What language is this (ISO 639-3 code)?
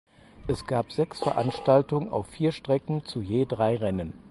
deu